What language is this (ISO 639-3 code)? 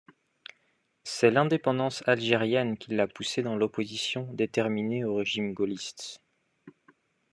fra